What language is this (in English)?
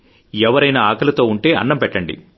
Telugu